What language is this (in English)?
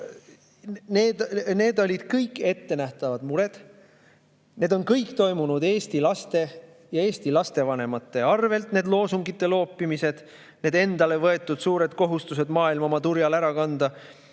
Estonian